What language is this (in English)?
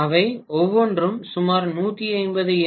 Tamil